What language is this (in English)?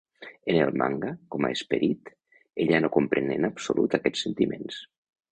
Catalan